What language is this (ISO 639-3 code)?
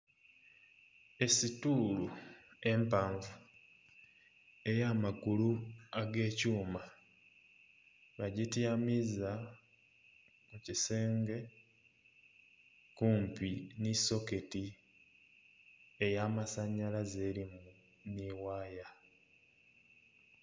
xog